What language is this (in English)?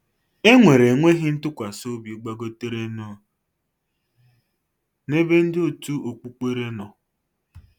Igbo